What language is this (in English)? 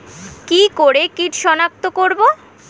Bangla